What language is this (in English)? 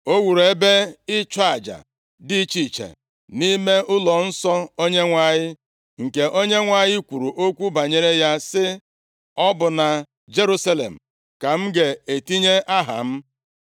Igbo